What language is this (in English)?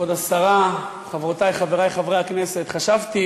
Hebrew